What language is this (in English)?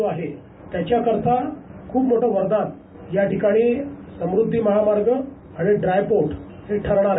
Marathi